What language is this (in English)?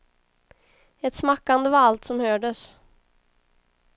Swedish